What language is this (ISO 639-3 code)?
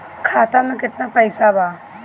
bho